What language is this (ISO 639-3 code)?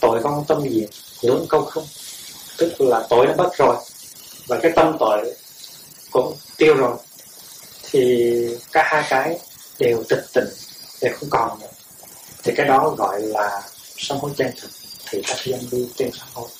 vie